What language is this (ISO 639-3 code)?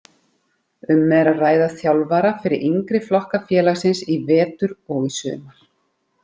isl